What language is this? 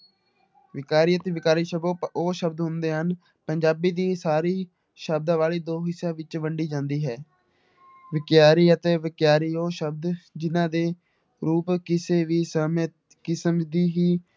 Punjabi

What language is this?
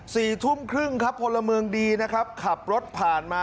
Thai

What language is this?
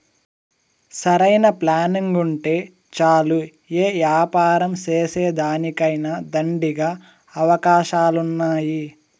Telugu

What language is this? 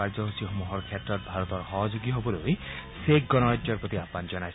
Assamese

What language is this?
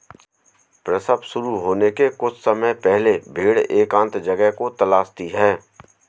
Hindi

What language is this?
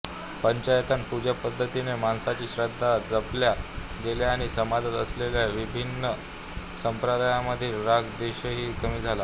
Marathi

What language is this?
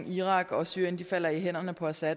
Danish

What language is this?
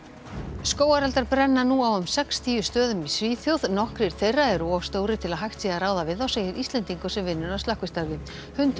Icelandic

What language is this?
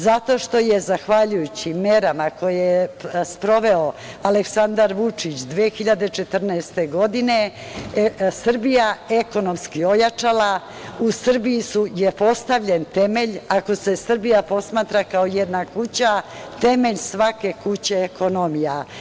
Serbian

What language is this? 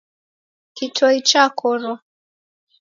Taita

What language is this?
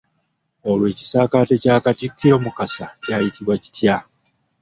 Ganda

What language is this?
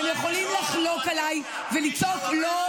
Hebrew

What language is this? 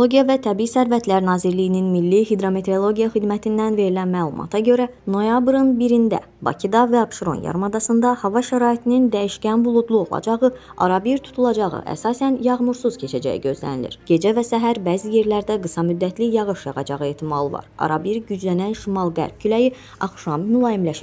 Turkish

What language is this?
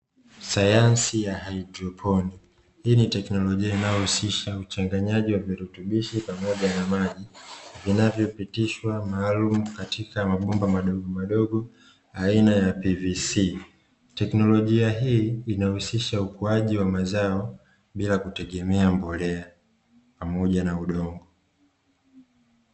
Swahili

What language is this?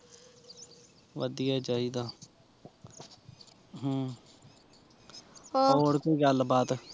Punjabi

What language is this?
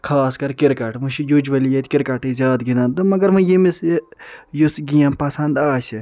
Kashmiri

